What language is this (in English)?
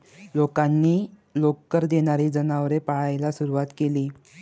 Marathi